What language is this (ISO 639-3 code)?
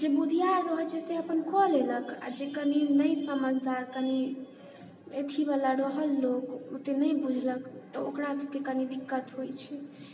mai